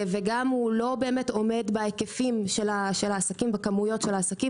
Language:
Hebrew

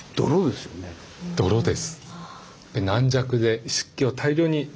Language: Japanese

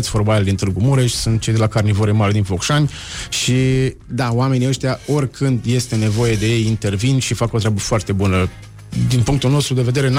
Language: Romanian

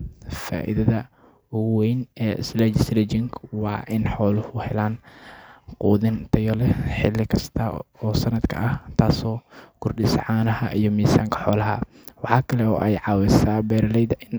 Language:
Somali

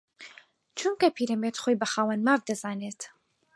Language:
Central Kurdish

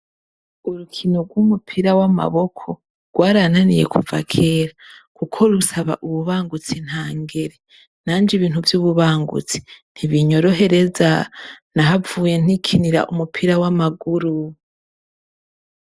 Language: Rundi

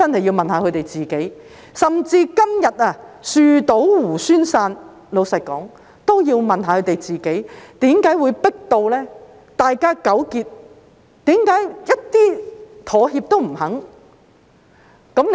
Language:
Cantonese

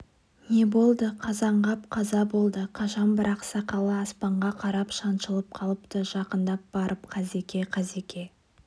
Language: Kazakh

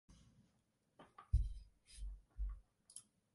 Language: Western Frisian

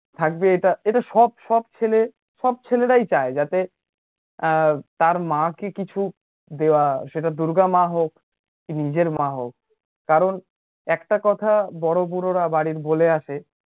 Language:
Bangla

